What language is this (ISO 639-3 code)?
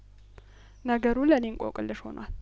amh